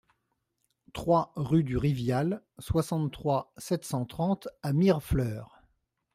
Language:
French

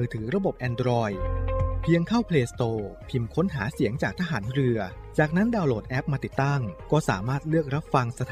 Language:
Thai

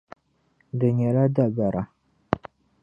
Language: Dagbani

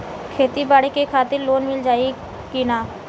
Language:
Bhojpuri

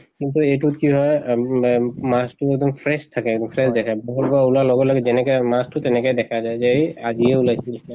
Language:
Assamese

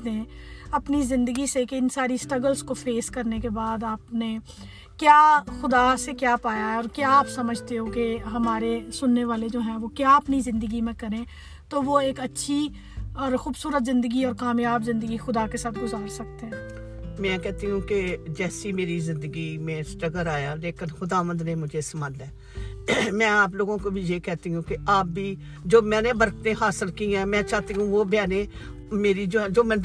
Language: Urdu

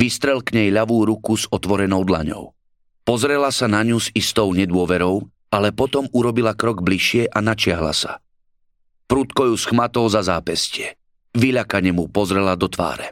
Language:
Slovak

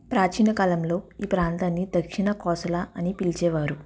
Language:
Telugu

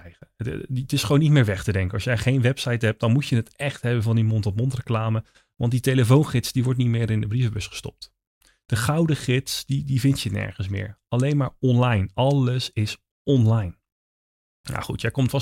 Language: Dutch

